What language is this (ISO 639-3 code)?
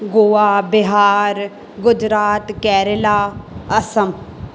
snd